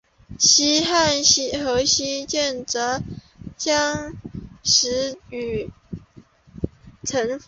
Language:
Chinese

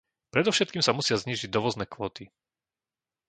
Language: Slovak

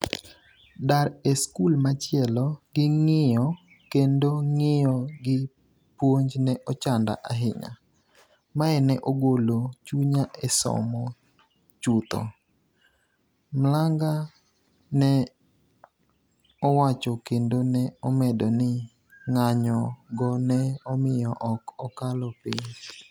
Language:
Luo (Kenya and Tanzania)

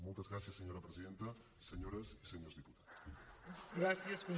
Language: Catalan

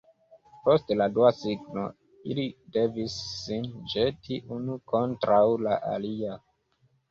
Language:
Esperanto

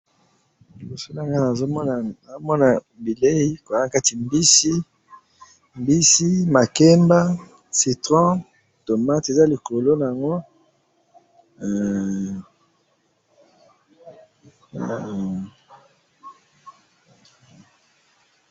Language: Lingala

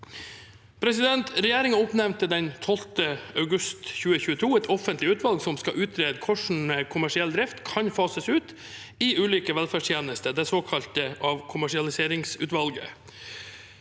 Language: Norwegian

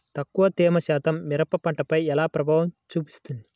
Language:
Telugu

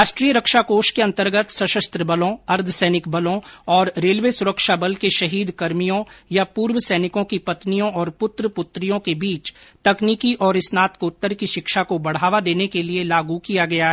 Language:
Hindi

